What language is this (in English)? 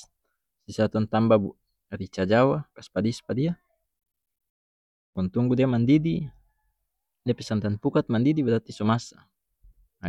North Moluccan Malay